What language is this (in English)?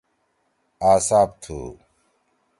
Torwali